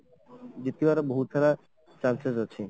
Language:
Odia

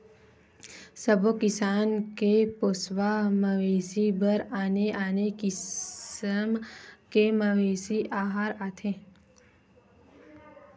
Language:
Chhattisgarhi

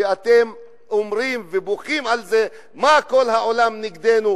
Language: Hebrew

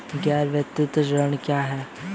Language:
Hindi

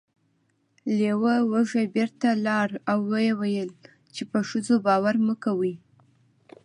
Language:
Pashto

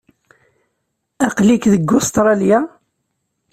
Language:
Kabyle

